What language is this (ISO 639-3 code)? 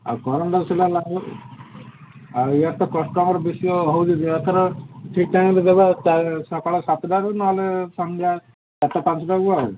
ori